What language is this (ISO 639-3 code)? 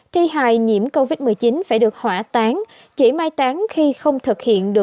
vie